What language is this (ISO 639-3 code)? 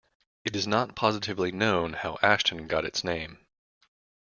eng